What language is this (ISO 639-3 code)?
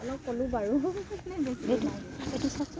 asm